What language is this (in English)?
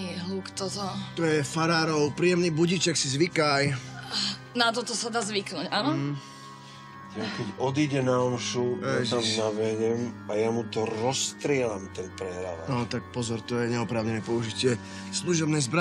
Czech